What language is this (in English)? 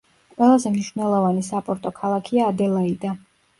Georgian